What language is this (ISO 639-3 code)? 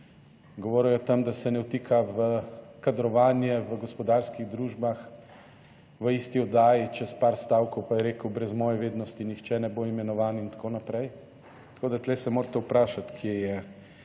slv